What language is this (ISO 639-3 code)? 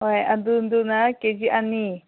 mni